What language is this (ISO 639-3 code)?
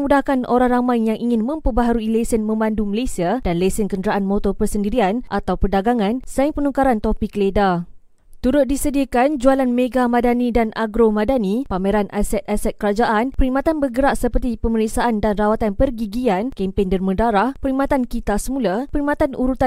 msa